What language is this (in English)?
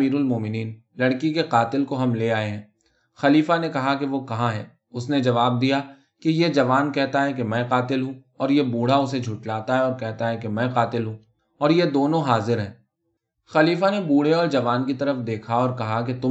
Urdu